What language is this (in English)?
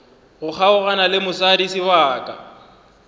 Northern Sotho